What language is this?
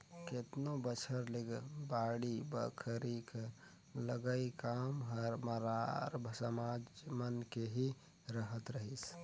Chhattisgarhi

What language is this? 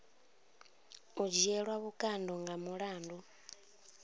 Venda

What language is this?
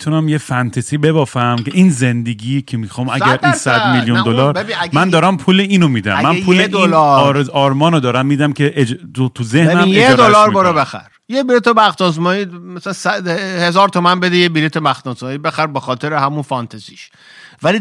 Persian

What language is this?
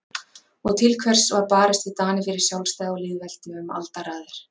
Icelandic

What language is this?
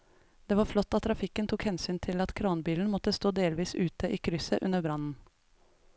Norwegian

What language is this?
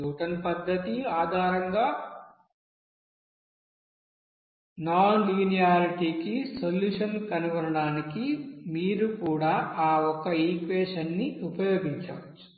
Telugu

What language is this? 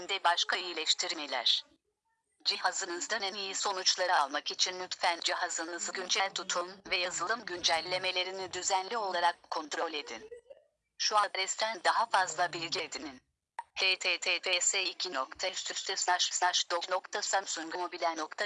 Turkish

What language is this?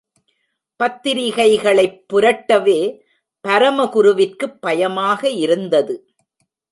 Tamil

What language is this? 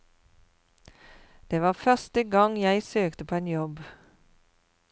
Norwegian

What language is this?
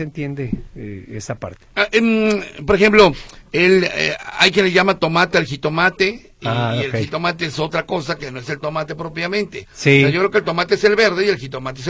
Spanish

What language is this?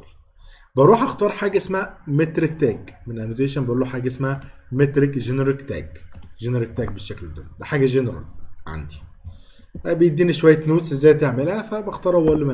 Arabic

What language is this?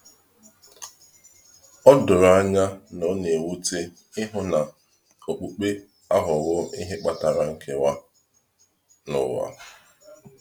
Igbo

